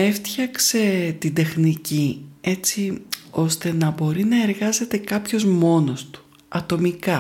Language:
Greek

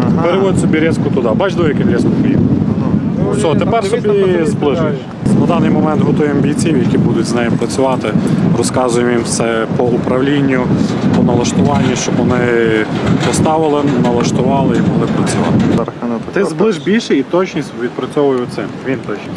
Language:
Ukrainian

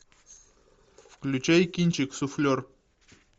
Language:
Russian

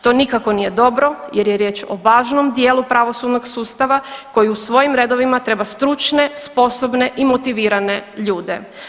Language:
Croatian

